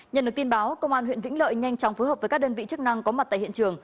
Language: Vietnamese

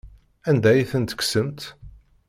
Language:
Kabyle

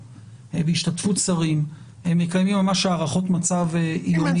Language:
Hebrew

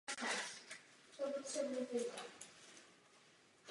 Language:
Czech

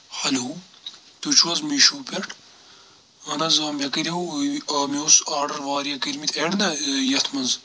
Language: Kashmiri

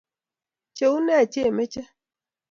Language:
Kalenjin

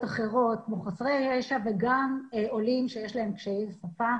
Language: Hebrew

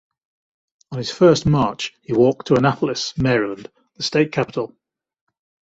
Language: English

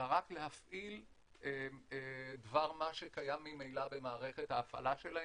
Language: Hebrew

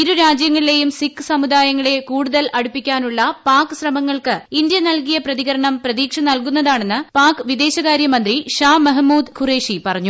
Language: Malayalam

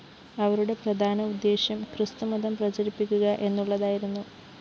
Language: Malayalam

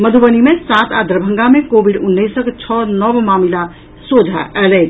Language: Maithili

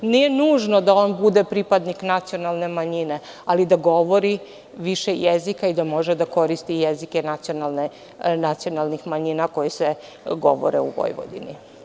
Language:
Serbian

